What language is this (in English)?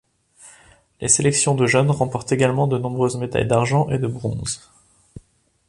French